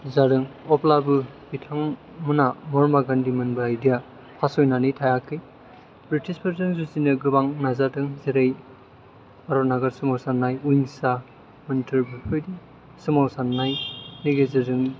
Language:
Bodo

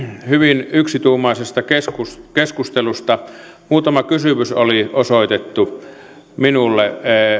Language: Finnish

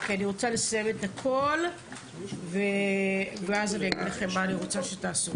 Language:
Hebrew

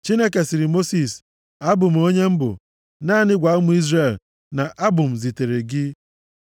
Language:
Igbo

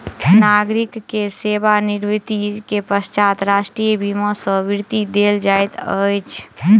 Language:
Maithili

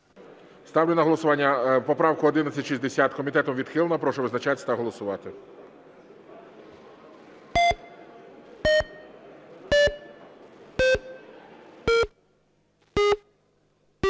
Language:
Ukrainian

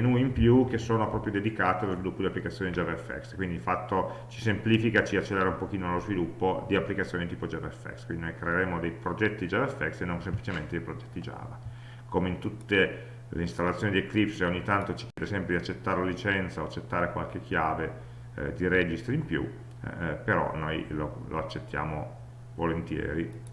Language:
Italian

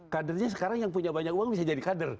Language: Indonesian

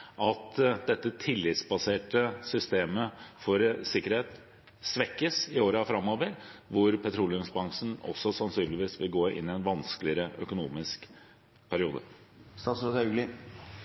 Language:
Norwegian Bokmål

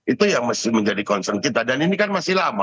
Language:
Indonesian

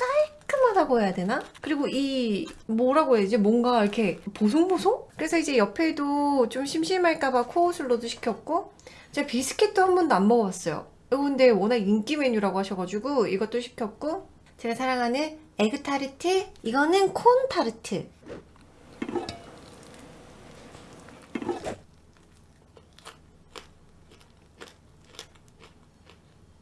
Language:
Korean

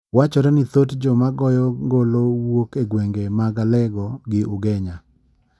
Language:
Luo (Kenya and Tanzania)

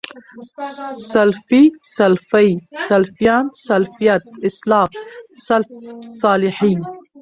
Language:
Pashto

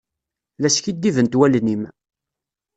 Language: Kabyle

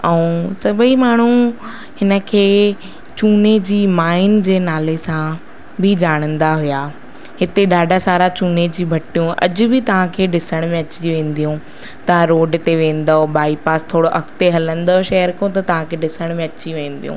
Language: Sindhi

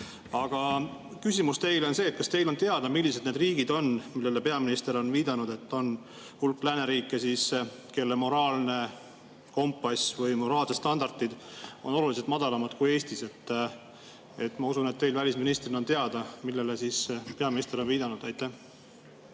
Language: Estonian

